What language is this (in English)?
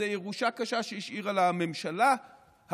Hebrew